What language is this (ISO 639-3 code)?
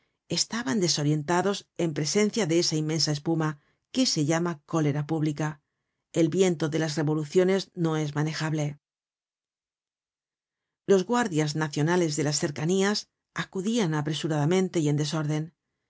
spa